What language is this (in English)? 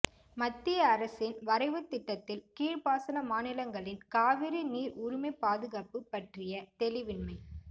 Tamil